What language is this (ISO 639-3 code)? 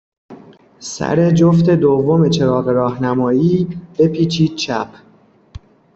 fas